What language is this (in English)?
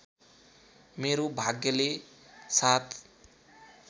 Nepali